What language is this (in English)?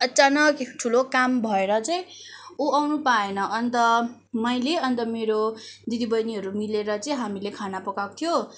Nepali